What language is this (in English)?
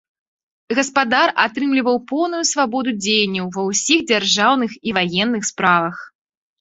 Belarusian